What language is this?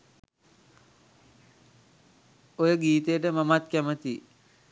Sinhala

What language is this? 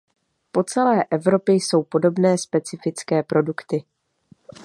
Czech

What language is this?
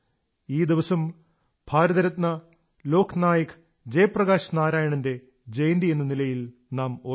Malayalam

